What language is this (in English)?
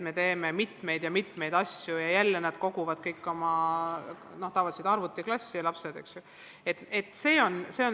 Estonian